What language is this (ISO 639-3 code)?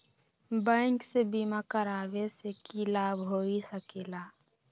mag